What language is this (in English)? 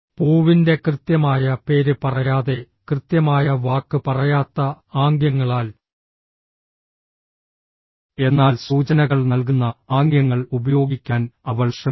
Malayalam